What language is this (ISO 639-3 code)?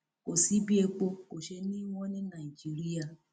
yor